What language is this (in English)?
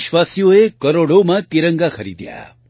Gujarati